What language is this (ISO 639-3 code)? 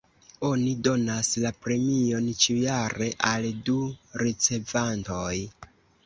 epo